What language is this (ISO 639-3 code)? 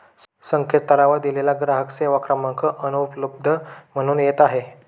mar